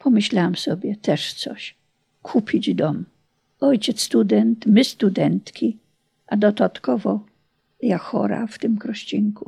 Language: Polish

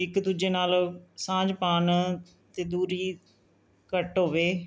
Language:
Punjabi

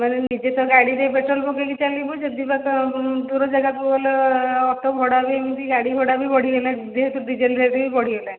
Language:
Odia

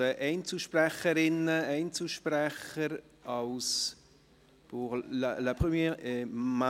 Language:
Swiss German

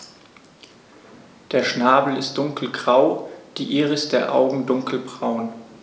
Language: German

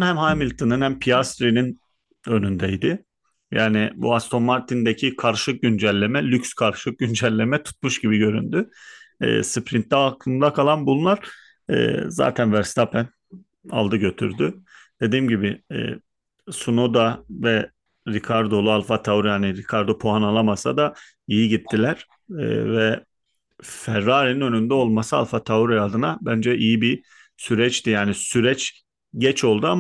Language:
Turkish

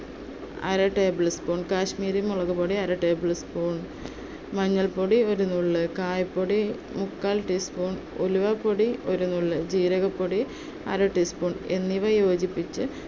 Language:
Malayalam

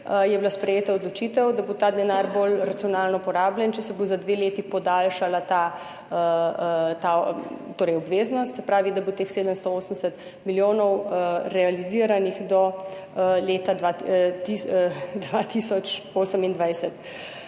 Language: Slovenian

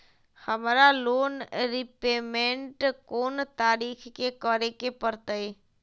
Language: Magahi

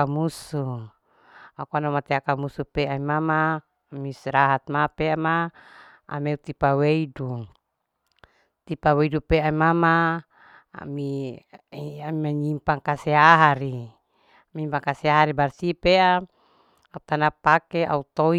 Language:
Larike-Wakasihu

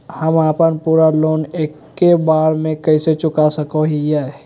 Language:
Magahi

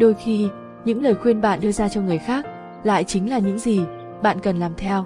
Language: Vietnamese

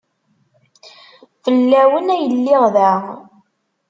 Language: Kabyle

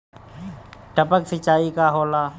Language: Bhojpuri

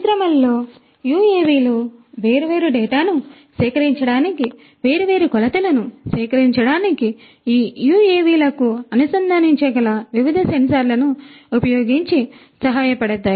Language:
Telugu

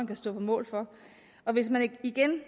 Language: Danish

